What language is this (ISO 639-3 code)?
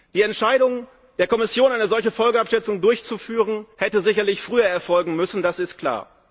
deu